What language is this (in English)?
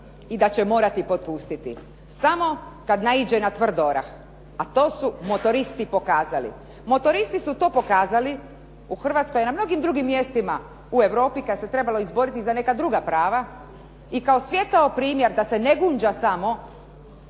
Croatian